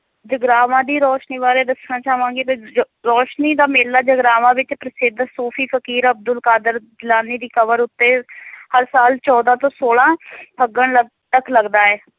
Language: Punjabi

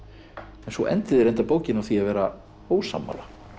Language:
Icelandic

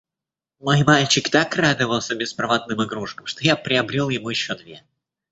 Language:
Russian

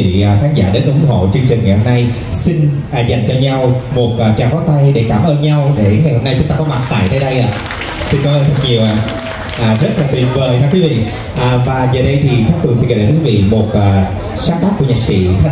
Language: Vietnamese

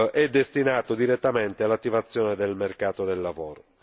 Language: Italian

